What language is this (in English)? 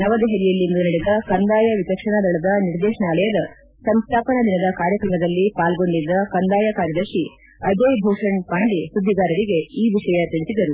Kannada